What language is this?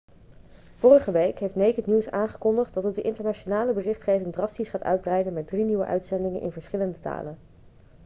Dutch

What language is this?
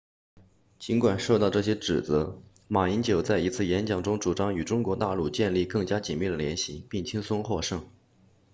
Chinese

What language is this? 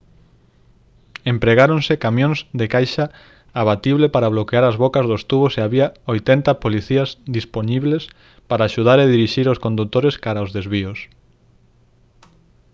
Galician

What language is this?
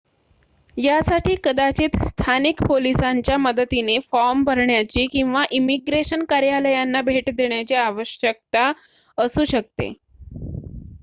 Marathi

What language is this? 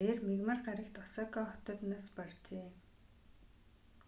Mongolian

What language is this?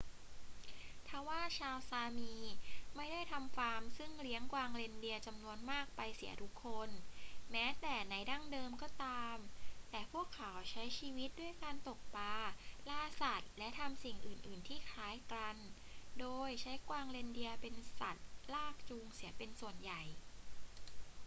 Thai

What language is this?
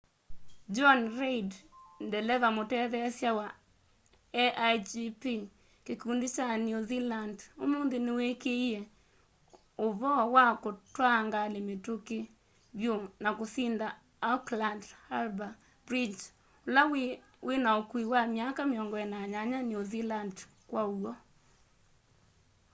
Kamba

